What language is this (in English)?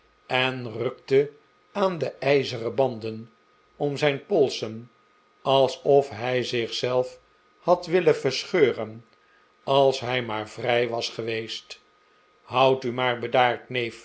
Dutch